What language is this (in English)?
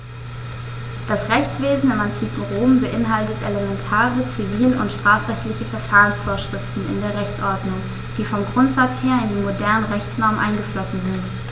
German